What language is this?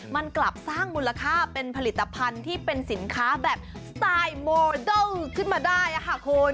Thai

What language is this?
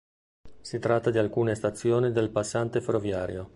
Italian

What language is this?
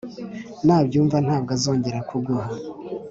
Kinyarwanda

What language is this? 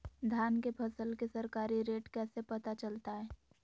Magahi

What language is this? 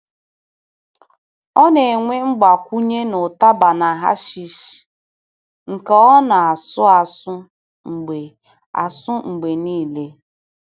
Igbo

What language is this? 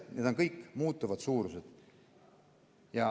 Estonian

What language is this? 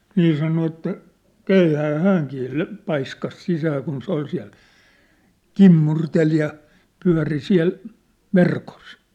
Finnish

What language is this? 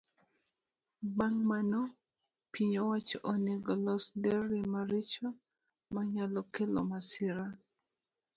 Luo (Kenya and Tanzania)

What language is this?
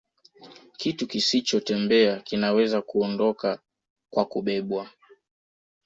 Swahili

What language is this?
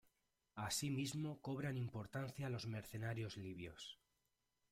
Spanish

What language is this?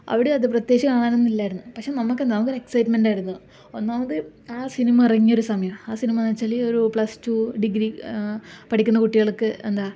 Malayalam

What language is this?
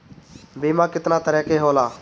Bhojpuri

